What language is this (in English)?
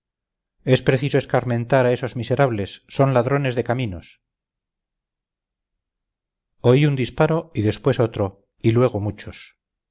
Spanish